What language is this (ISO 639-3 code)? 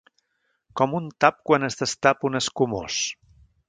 cat